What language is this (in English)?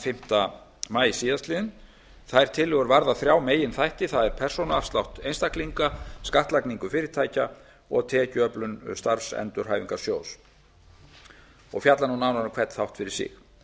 Icelandic